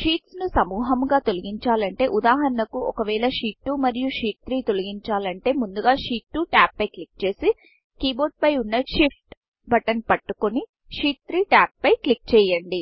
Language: Telugu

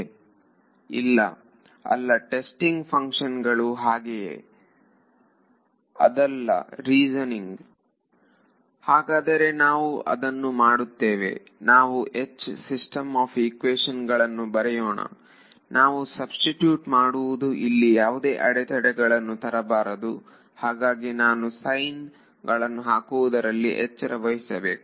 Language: Kannada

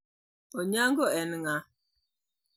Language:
Luo (Kenya and Tanzania)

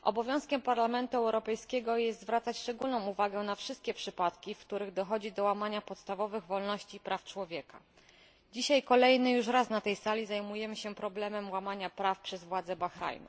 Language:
Polish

